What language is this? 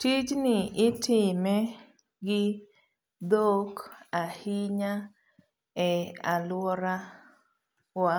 Luo (Kenya and Tanzania)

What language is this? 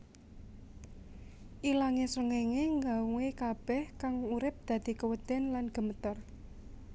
Javanese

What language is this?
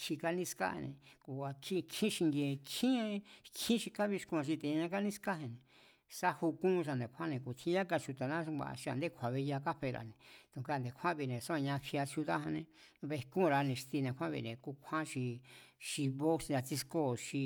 Mazatlán Mazatec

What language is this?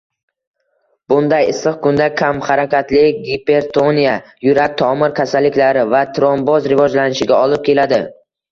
Uzbek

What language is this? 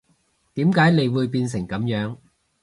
Cantonese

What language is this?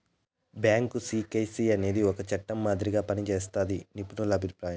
Telugu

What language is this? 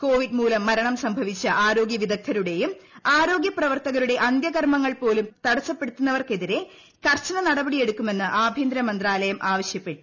Malayalam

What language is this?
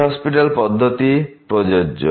Bangla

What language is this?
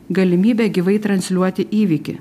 Lithuanian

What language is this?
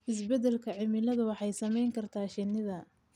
Somali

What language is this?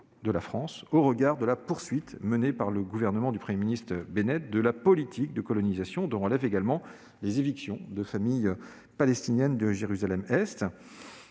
French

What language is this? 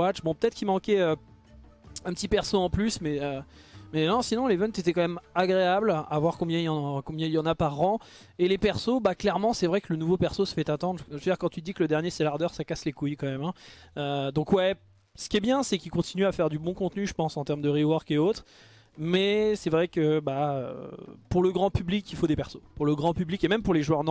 French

